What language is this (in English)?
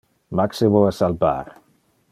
Interlingua